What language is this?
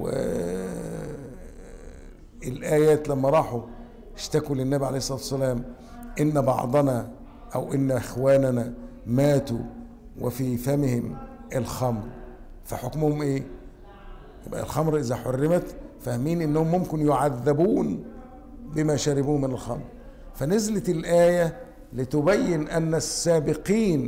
Arabic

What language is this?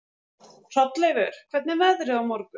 Icelandic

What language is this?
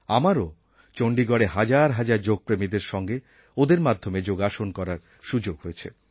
Bangla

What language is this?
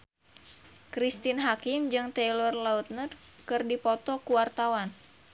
Sundanese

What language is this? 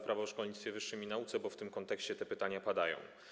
Polish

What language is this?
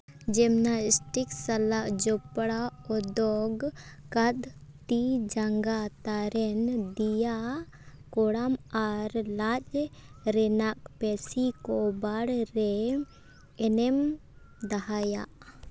Santali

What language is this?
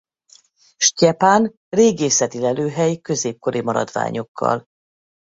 Hungarian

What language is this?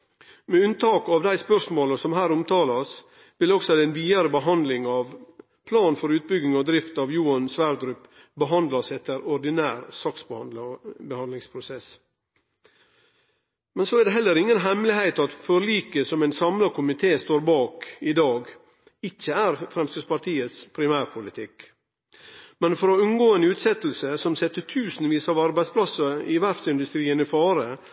Norwegian Nynorsk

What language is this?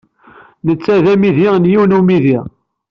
Kabyle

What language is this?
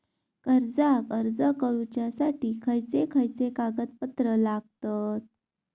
Marathi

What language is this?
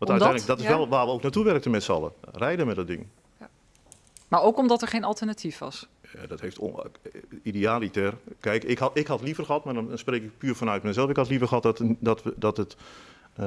Dutch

